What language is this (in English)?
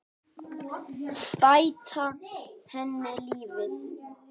Icelandic